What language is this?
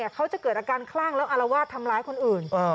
Thai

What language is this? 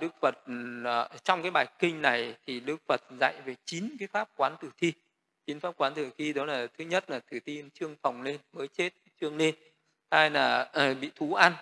Vietnamese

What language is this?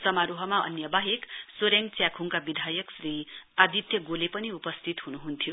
Nepali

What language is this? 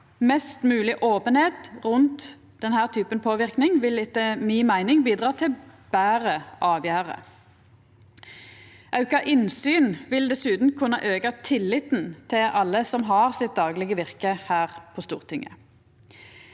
Norwegian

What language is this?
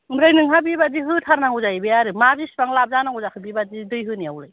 Bodo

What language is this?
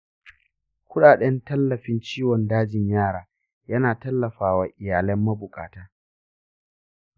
Hausa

